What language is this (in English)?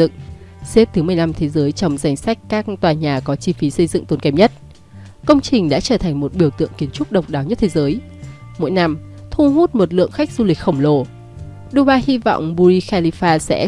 Vietnamese